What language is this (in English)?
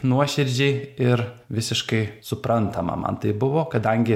Lithuanian